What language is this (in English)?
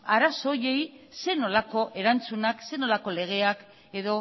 Basque